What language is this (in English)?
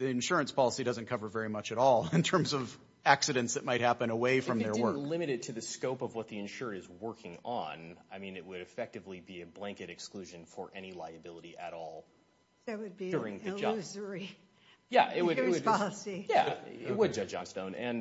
English